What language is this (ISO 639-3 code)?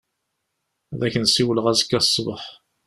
kab